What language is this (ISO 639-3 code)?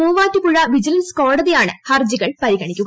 mal